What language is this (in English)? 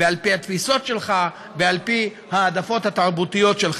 Hebrew